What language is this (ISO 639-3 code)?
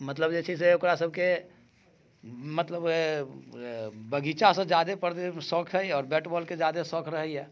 mai